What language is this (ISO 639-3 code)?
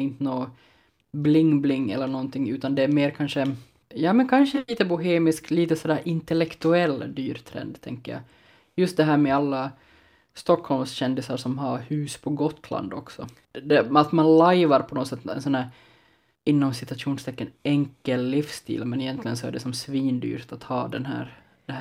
swe